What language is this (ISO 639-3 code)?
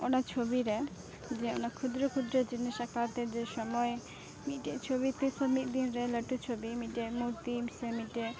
sat